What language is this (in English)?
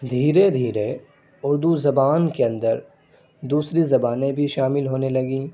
Urdu